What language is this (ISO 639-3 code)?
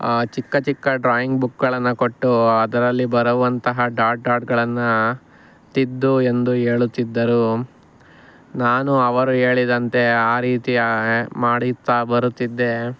kan